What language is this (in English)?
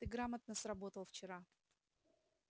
Russian